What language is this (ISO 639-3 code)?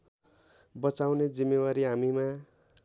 nep